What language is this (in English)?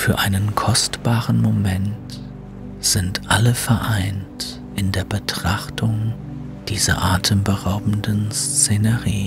German